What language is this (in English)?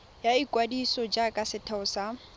Tswana